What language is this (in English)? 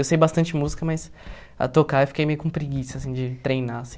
Portuguese